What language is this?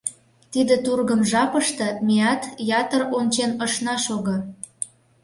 Mari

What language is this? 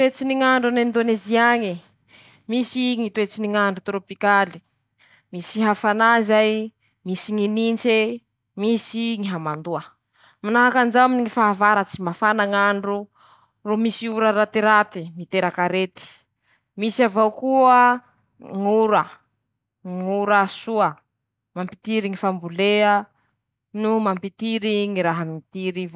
Masikoro Malagasy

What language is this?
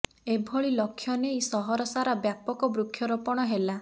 Odia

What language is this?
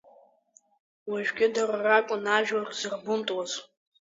Abkhazian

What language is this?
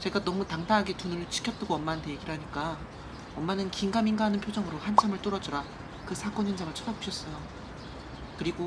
Korean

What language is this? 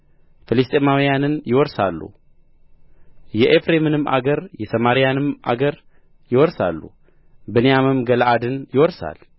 Amharic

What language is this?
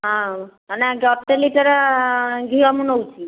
Odia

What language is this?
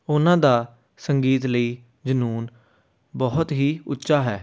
Punjabi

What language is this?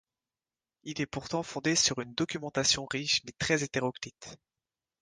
French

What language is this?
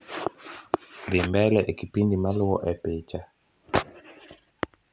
Luo (Kenya and Tanzania)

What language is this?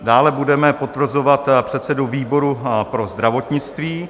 Czech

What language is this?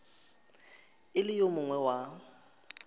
Northern Sotho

